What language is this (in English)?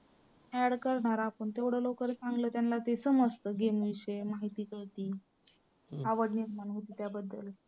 Marathi